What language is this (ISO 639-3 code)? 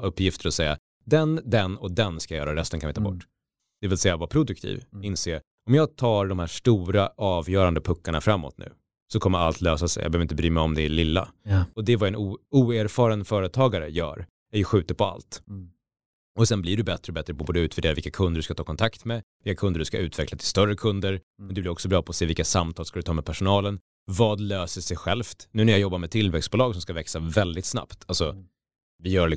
swe